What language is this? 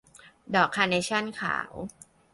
Thai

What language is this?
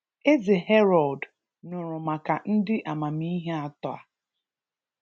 Igbo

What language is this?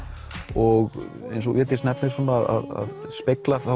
Icelandic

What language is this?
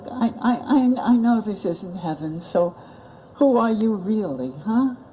English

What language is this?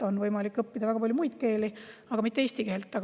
Estonian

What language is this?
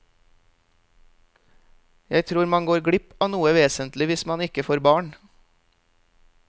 Norwegian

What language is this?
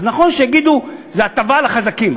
Hebrew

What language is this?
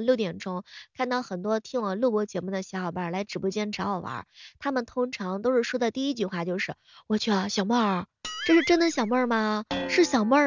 Chinese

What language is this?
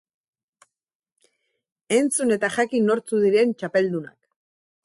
Basque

